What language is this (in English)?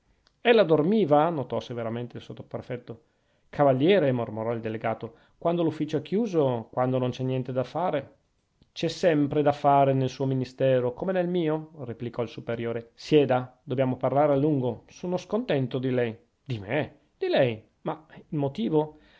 Italian